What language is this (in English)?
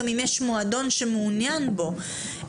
Hebrew